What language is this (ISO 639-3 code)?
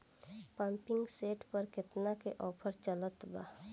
bho